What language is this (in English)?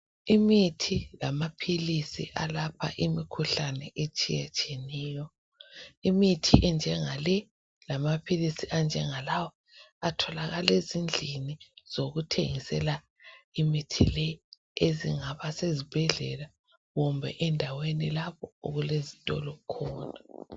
North Ndebele